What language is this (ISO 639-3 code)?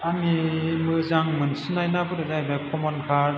brx